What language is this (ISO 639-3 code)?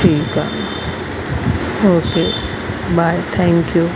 snd